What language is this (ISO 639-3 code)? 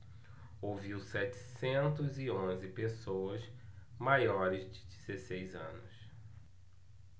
por